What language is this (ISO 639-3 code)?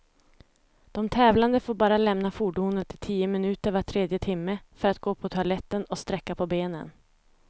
swe